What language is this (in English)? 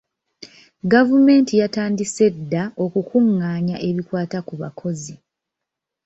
Ganda